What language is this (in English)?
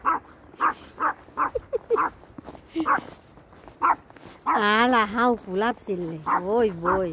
Thai